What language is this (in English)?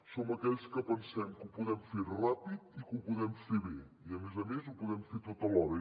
Catalan